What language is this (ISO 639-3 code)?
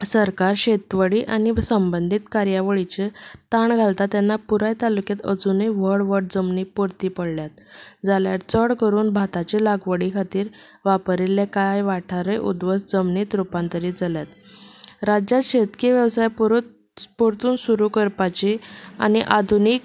kok